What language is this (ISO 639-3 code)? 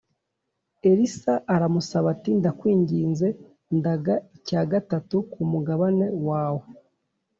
kin